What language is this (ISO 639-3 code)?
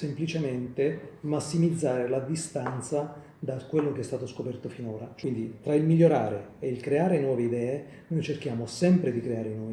ita